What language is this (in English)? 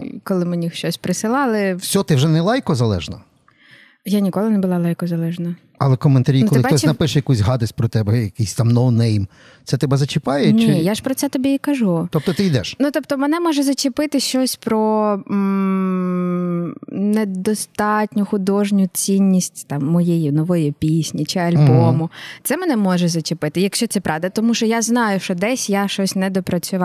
Ukrainian